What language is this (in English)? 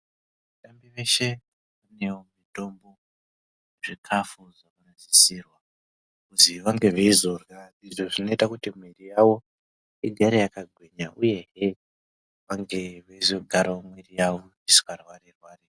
Ndau